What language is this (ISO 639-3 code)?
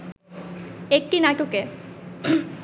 ben